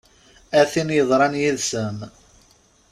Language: Kabyle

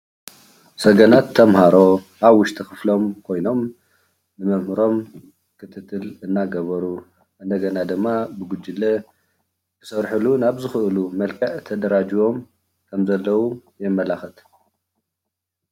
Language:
Tigrinya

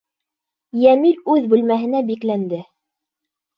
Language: Bashkir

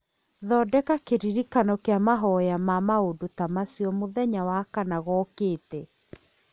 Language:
Kikuyu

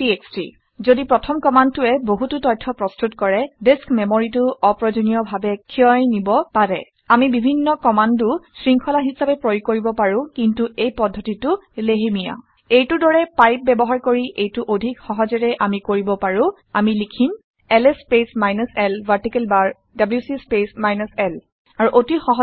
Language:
Assamese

